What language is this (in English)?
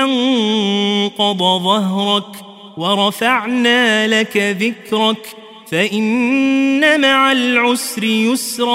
Arabic